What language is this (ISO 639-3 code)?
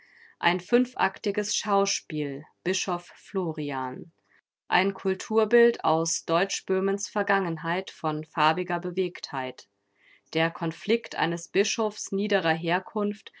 deu